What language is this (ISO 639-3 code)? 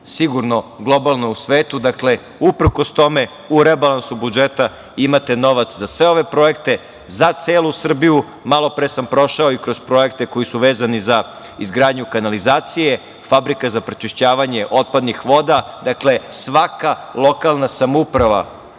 srp